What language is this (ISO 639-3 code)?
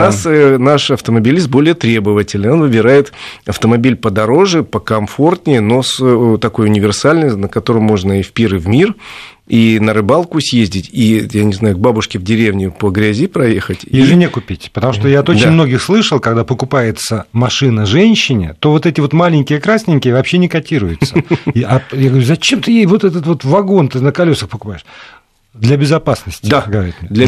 rus